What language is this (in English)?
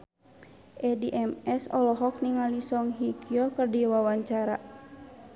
Sundanese